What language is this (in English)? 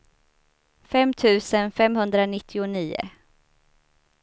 Swedish